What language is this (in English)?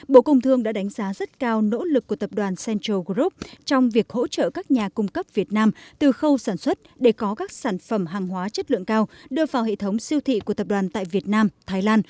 Vietnamese